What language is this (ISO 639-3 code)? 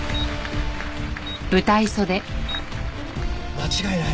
jpn